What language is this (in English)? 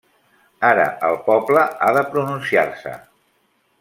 Catalan